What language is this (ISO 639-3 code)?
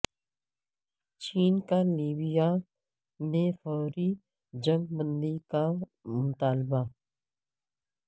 urd